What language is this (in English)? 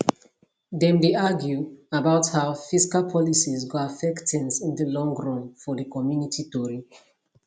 Nigerian Pidgin